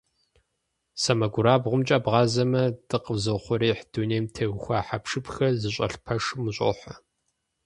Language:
Kabardian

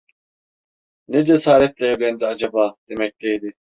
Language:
Turkish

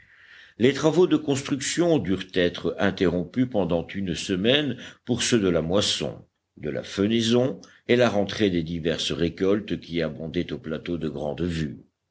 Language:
French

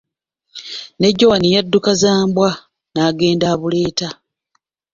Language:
Ganda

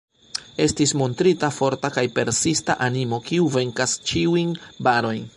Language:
Esperanto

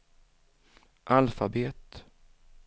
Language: Swedish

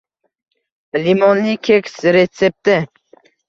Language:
Uzbek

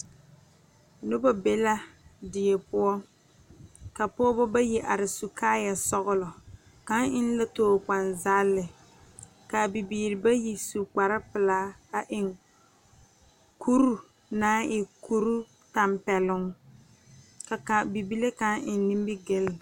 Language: Southern Dagaare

